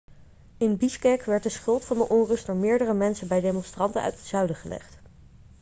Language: Dutch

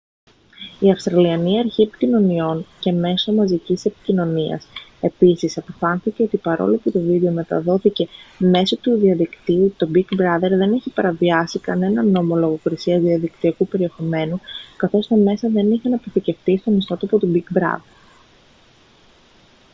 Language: Greek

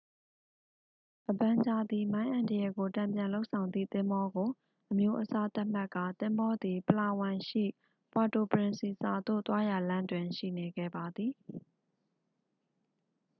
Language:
Burmese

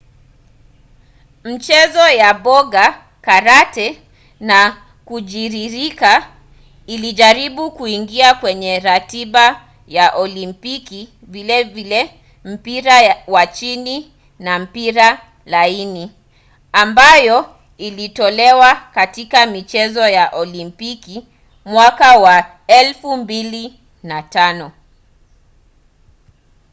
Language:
Swahili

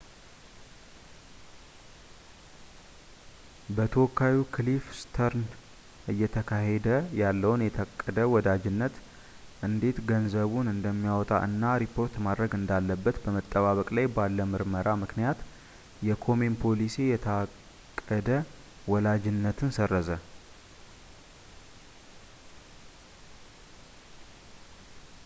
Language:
Amharic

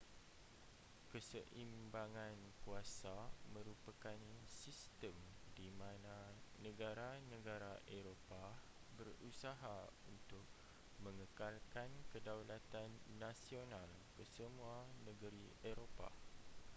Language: Malay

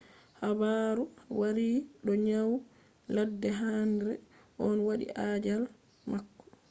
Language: Fula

